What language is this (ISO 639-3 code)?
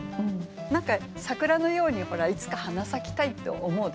jpn